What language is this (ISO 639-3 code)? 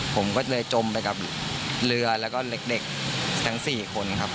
tha